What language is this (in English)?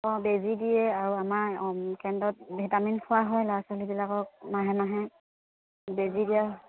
Assamese